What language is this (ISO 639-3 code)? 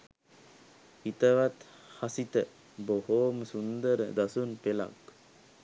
sin